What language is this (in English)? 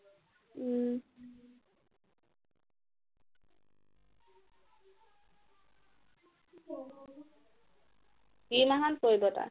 Assamese